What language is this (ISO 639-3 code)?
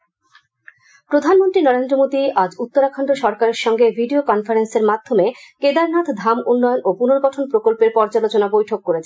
ben